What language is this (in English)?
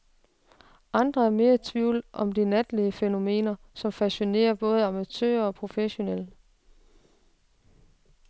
Danish